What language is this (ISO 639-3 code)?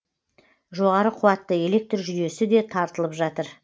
kaz